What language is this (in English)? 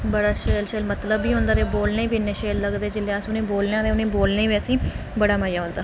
Dogri